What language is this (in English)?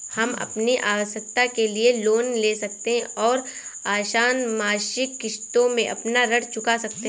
Hindi